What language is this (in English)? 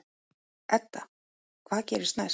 Icelandic